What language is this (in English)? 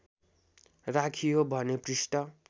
Nepali